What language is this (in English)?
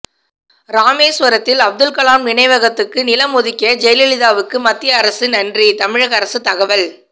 Tamil